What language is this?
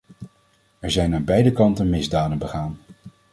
Dutch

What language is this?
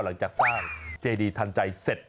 Thai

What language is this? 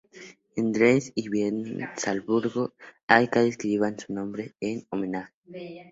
Spanish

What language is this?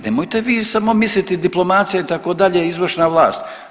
Croatian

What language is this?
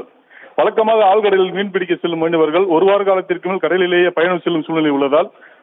Tamil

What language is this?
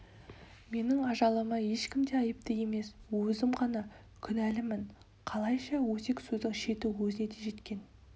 Kazakh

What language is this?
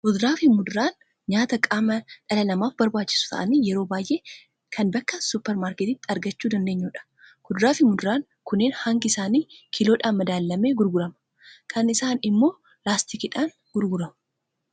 Oromo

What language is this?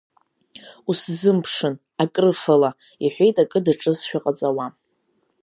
Abkhazian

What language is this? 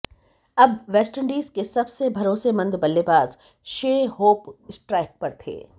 Hindi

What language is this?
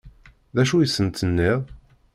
Kabyle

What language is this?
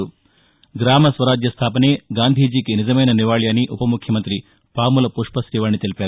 Telugu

